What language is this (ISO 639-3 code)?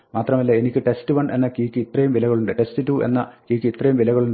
mal